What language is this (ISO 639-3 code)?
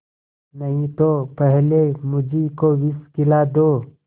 hin